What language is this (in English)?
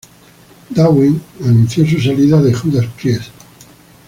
Spanish